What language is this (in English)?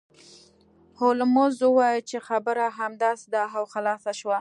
Pashto